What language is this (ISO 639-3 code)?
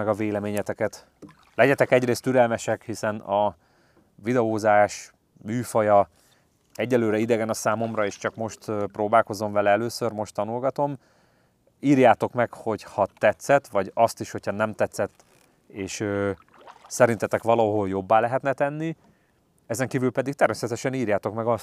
hun